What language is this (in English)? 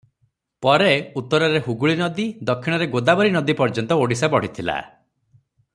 Odia